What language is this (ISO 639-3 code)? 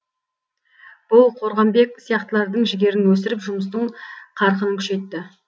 kaz